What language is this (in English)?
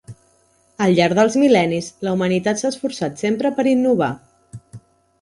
Catalan